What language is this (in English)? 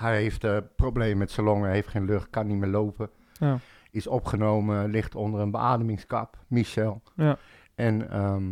Dutch